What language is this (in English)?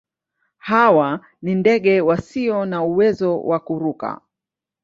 Swahili